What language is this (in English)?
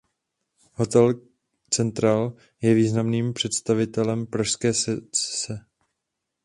Czech